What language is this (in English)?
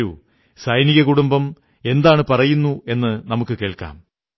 Malayalam